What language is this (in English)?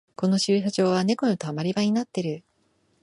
Japanese